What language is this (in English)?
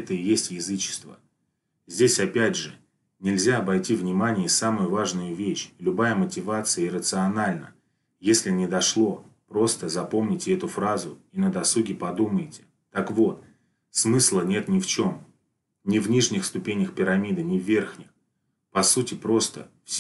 Russian